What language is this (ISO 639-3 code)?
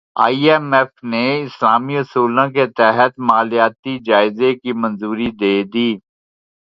urd